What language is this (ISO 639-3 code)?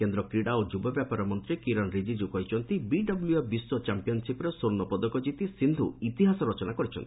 ori